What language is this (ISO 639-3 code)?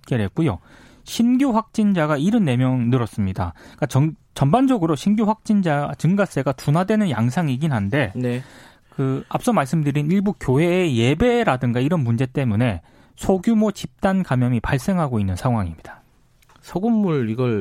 kor